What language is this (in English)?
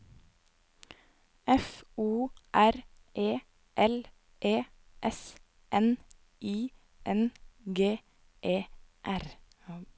Norwegian